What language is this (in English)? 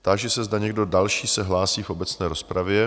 Czech